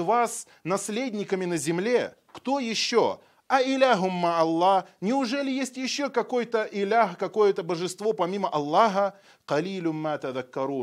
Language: Russian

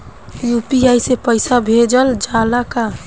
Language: Bhojpuri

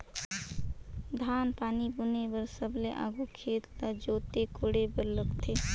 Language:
Chhattisgarhi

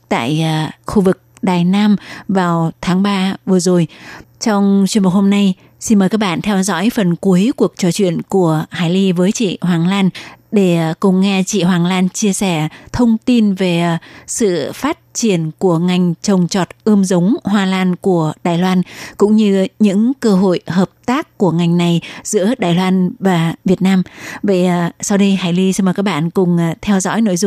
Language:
Vietnamese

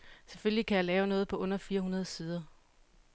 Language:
Danish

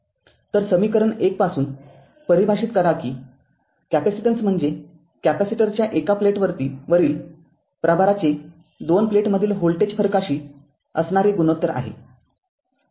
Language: Marathi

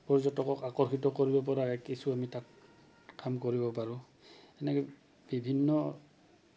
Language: Assamese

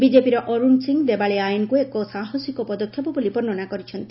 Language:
Odia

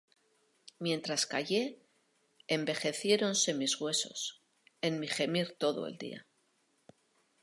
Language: Spanish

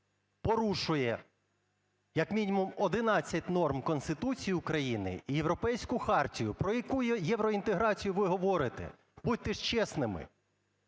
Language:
Ukrainian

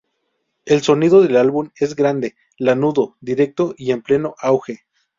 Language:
Spanish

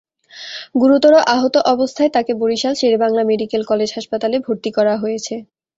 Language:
Bangla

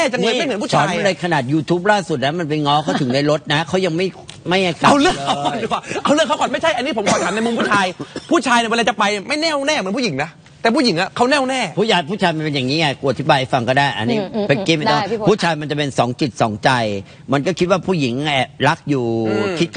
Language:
Thai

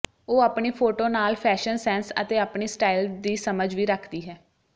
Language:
Punjabi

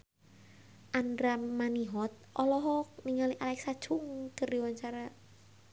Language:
Sundanese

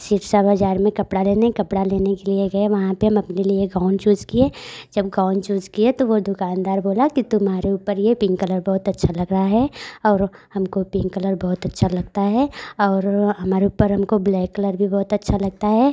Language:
Hindi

